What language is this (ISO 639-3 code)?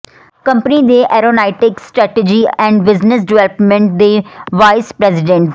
pan